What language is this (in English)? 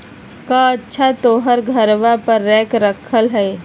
Magahi